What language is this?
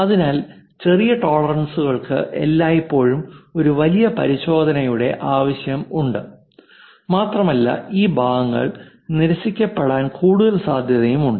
Malayalam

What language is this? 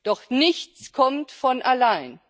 German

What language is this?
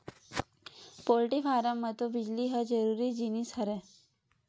Chhattisgarhi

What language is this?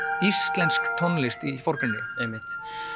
Icelandic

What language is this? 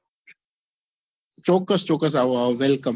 Gujarati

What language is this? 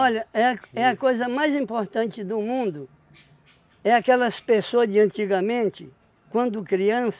Portuguese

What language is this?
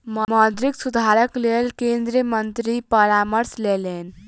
Maithili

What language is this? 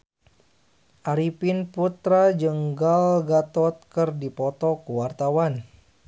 Sundanese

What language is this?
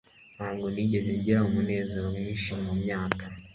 Kinyarwanda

